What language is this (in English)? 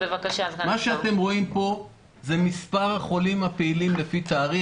Hebrew